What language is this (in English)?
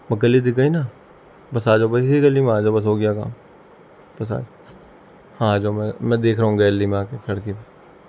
Urdu